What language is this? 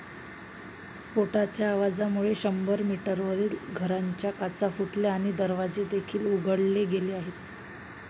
Marathi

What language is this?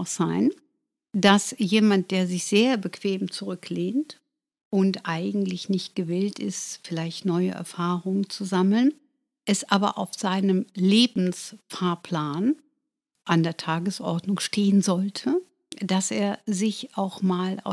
German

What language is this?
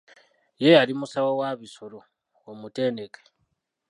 Ganda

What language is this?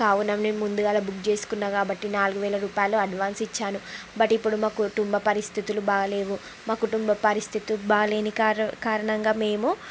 Telugu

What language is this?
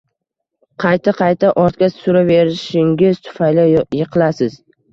Uzbek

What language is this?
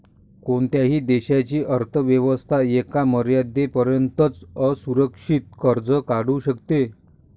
Marathi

